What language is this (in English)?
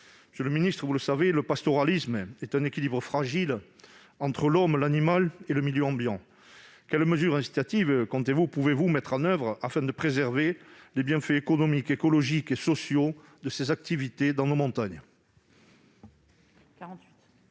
French